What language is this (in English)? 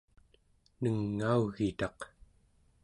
Central Yupik